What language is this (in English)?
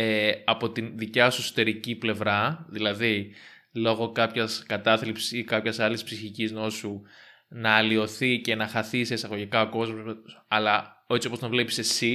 Greek